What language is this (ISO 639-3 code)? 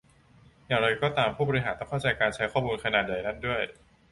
tha